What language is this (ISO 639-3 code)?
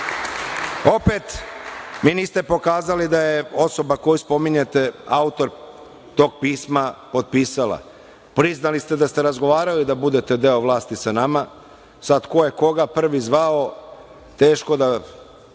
srp